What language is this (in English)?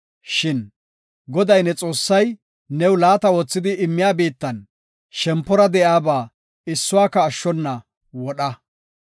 Gofa